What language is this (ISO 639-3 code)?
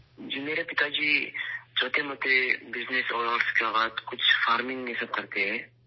urd